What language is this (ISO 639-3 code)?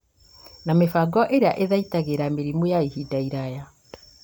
kik